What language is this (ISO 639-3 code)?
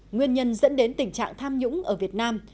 vie